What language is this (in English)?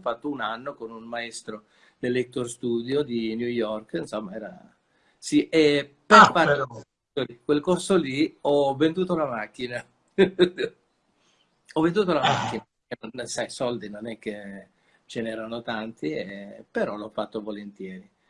Italian